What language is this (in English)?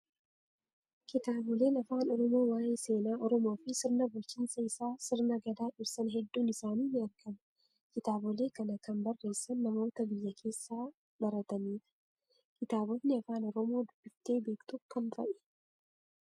Oromo